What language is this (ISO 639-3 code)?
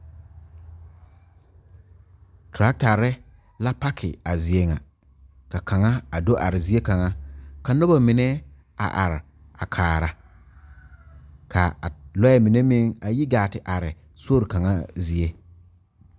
dga